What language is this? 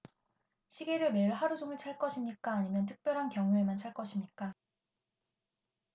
Korean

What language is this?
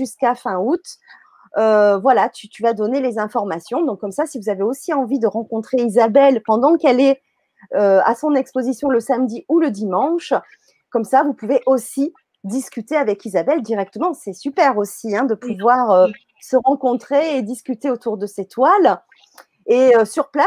French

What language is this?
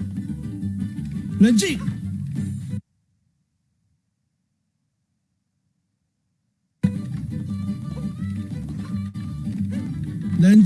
Chinese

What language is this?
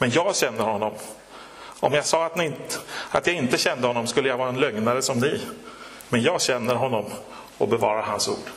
Swedish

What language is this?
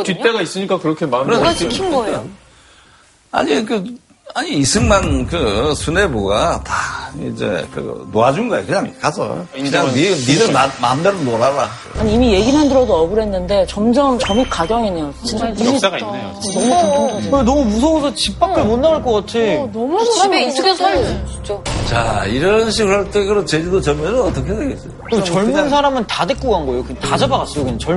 Korean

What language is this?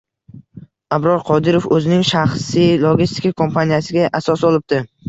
Uzbek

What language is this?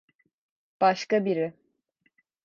Turkish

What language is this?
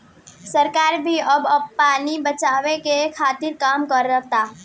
Bhojpuri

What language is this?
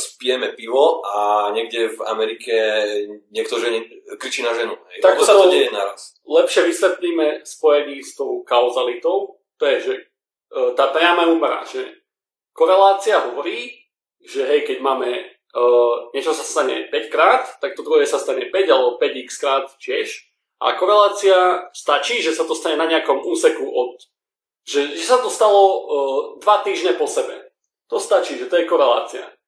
Slovak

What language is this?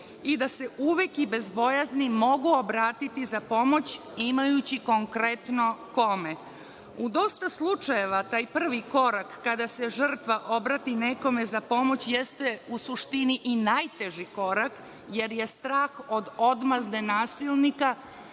Serbian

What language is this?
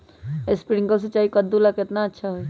Magahi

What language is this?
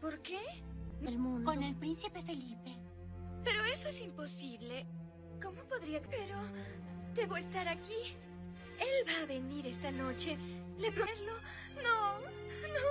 Spanish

